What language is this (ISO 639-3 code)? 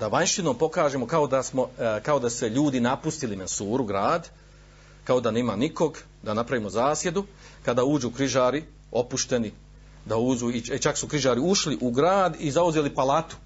hrv